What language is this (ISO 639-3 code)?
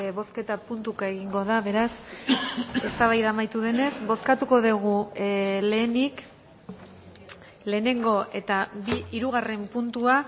eus